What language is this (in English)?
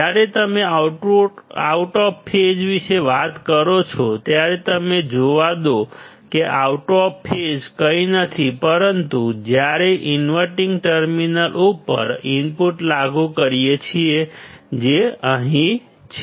Gujarati